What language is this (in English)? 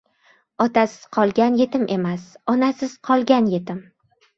Uzbek